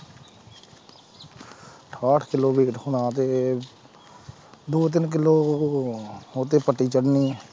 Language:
Punjabi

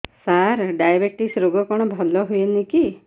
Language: Odia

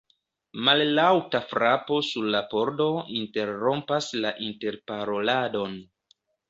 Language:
Esperanto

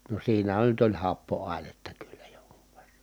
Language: Finnish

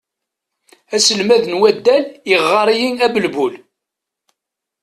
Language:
Kabyle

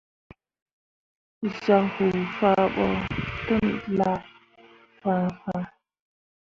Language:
Mundang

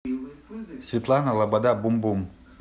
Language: Russian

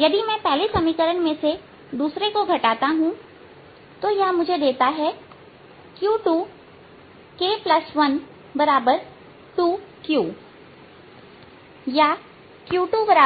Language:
Hindi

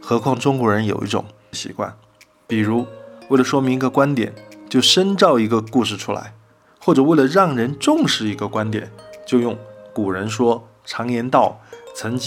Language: Chinese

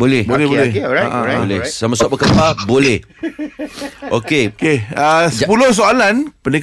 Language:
Malay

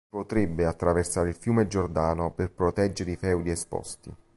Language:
Italian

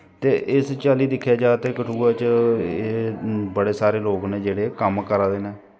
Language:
Dogri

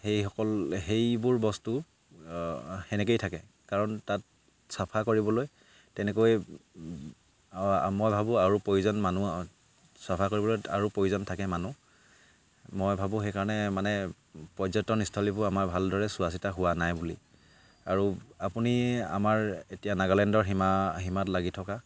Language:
Assamese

